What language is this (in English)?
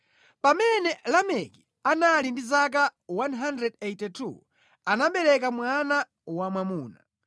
Nyanja